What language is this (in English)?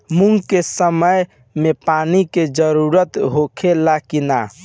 Bhojpuri